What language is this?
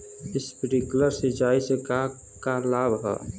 Bhojpuri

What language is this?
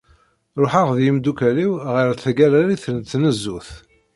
Kabyle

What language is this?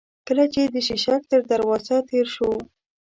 Pashto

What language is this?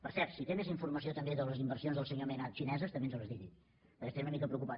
Catalan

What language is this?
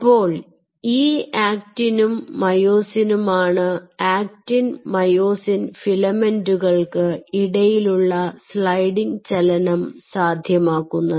Malayalam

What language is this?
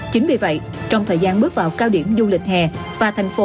Vietnamese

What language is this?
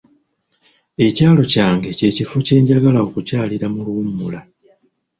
Ganda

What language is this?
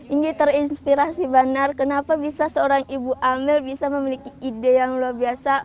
Indonesian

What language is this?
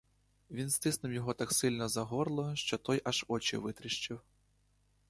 Ukrainian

